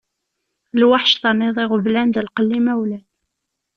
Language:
Kabyle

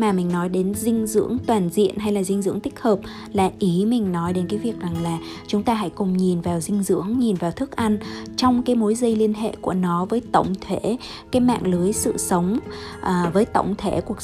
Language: Vietnamese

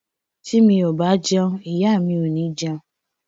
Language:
Yoruba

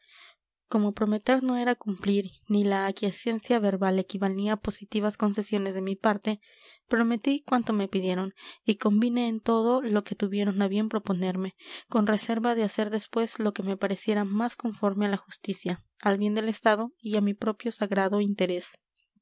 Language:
Spanish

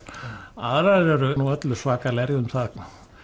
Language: Icelandic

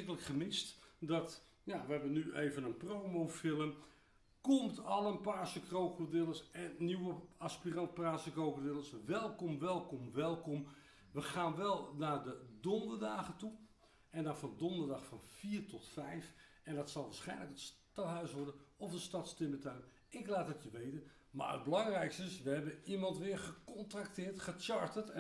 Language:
Dutch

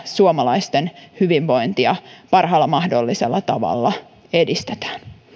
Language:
Finnish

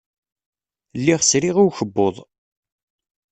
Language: Kabyle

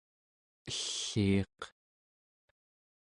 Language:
Central Yupik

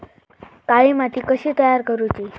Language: Marathi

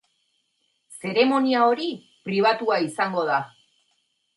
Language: Basque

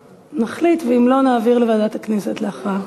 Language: Hebrew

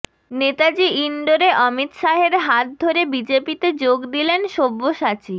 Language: Bangla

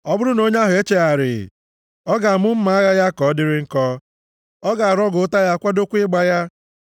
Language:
Igbo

